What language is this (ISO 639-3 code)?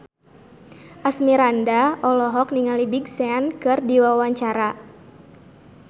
sun